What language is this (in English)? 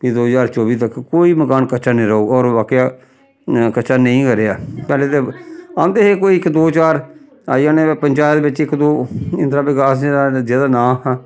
Dogri